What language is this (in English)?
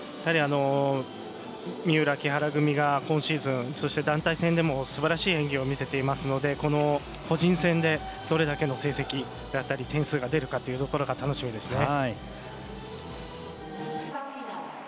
Japanese